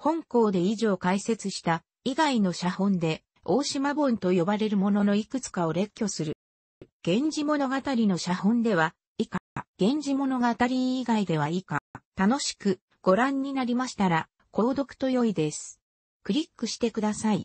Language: Japanese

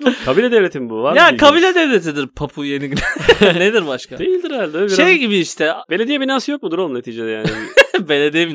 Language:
Turkish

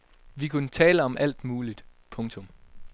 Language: Danish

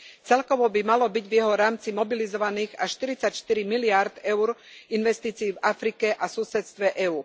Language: Slovak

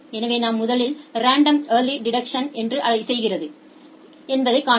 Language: Tamil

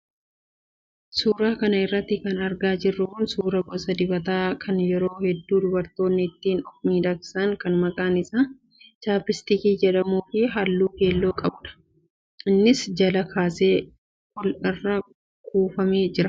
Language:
Oromo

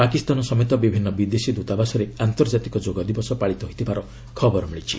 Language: Odia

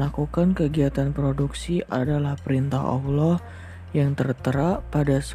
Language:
Indonesian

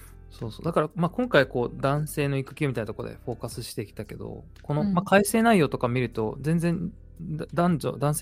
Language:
Japanese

